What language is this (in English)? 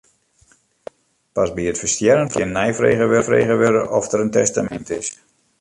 Western Frisian